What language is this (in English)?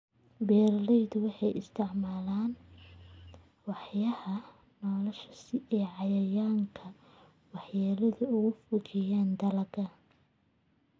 Somali